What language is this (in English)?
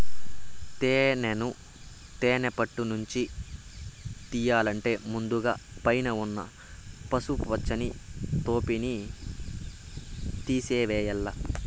Telugu